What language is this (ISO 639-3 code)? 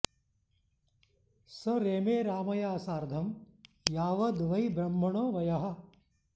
san